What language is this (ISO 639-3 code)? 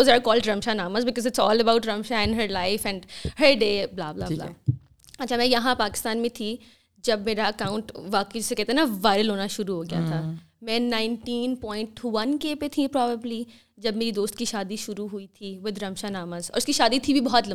urd